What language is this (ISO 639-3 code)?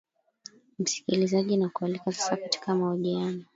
swa